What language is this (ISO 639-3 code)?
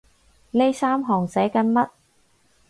yue